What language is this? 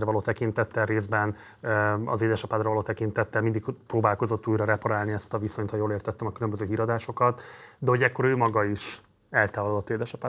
Hungarian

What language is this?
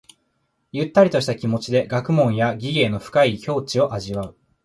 Japanese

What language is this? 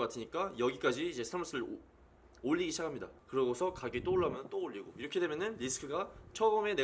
Korean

